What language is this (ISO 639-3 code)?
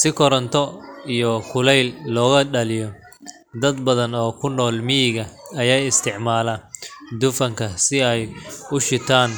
som